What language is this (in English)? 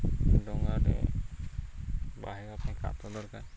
Odia